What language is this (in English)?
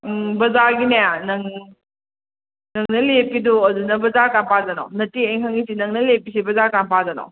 Manipuri